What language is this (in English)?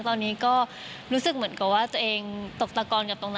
Thai